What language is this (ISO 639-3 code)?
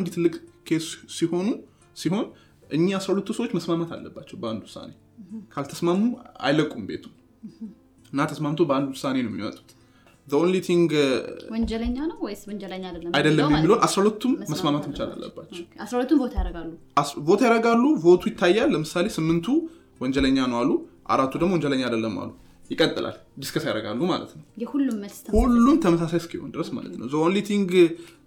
amh